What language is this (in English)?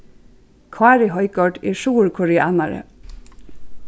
Faroese